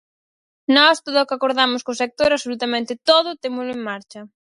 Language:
Galician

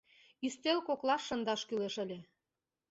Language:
Mari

